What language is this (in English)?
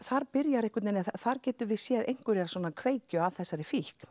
Icelandic